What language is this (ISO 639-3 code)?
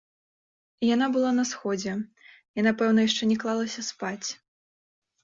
bel